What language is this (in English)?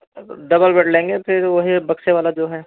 Hindi